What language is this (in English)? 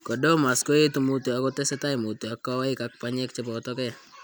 Kalenjin